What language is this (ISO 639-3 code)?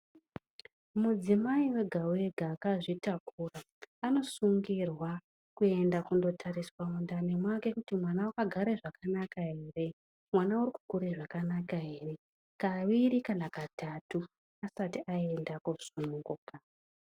ndc